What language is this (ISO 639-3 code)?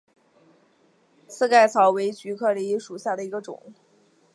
zho